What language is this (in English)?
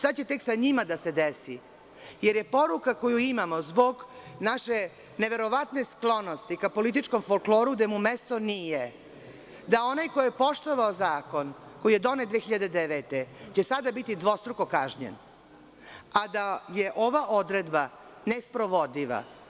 Serbian